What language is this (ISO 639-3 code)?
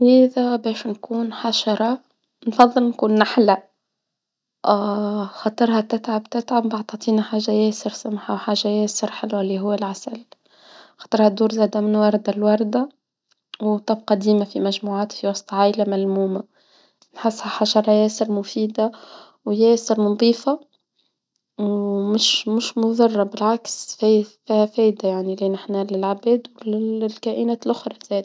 aeb